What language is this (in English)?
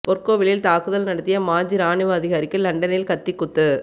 Tamil